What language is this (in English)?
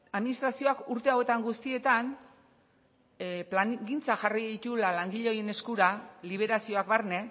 Basque